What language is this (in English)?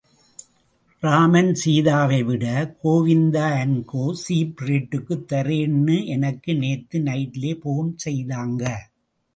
Tamil